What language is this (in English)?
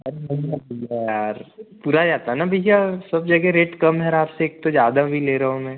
Hindi